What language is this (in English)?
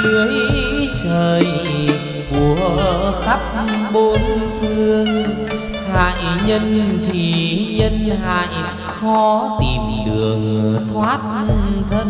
Vietnamese